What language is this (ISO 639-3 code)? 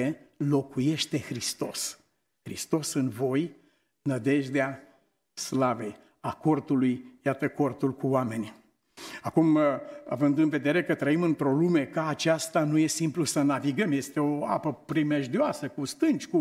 ron